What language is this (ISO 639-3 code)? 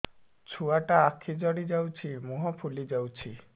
ori